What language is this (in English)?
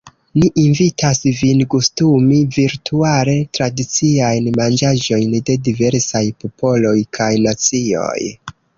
Esperanto